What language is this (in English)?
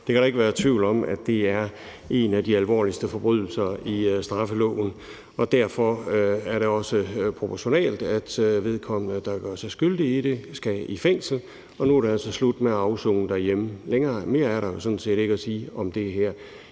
Danish